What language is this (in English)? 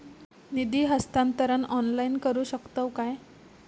Marathi